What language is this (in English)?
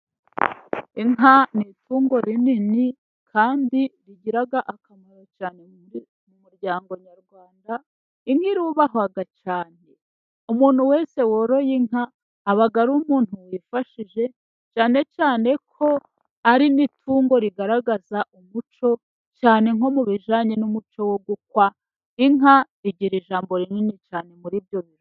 Kinyarwanda